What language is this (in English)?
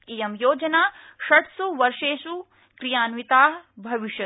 Sanskrit